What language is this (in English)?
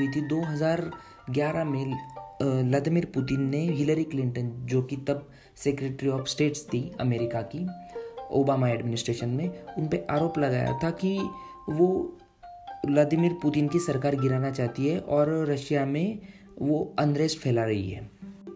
Hindi